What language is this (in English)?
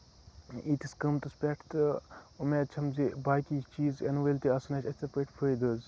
Kashmiri